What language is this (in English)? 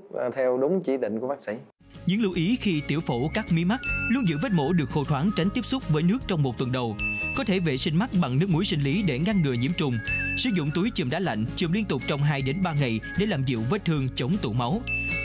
Vietnamese